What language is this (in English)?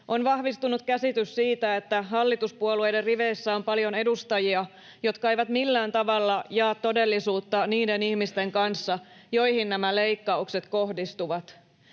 Finnish